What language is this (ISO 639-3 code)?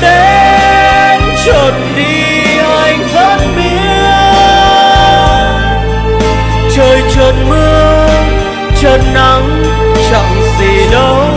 vie